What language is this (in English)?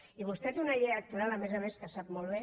Catalan